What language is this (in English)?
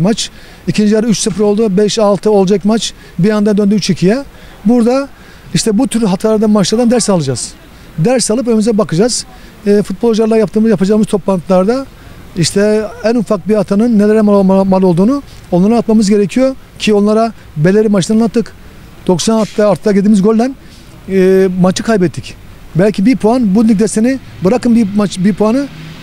Turkish